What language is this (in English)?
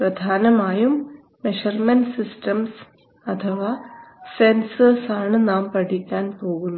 Malayalam